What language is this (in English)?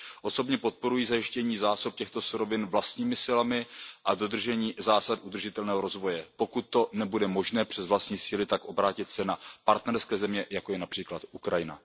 Czech